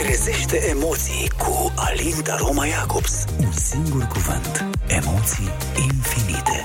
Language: Romanian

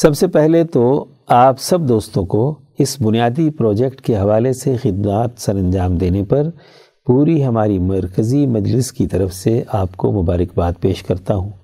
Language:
Urdu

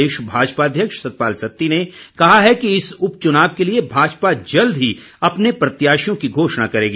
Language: Hindi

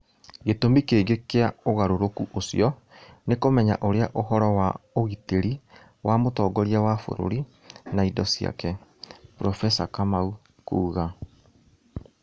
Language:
Kikuyu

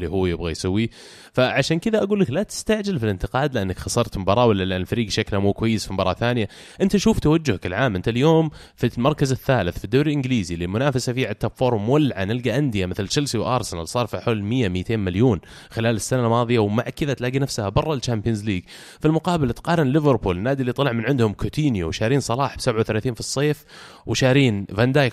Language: Arabic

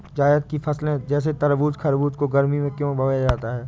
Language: Hindi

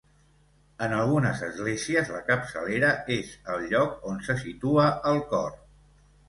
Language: Catalan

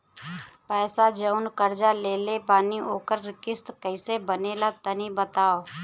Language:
Bhojpuri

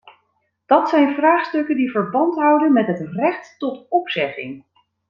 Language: Dutch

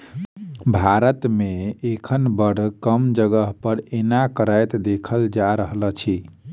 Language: Maithili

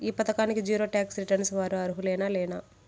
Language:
Telugu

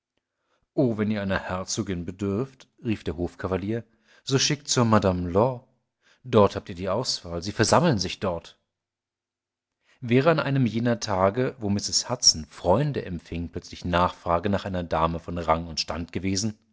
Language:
German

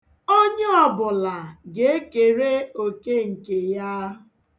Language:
Igbo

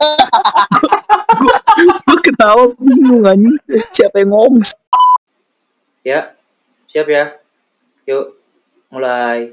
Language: Indonesian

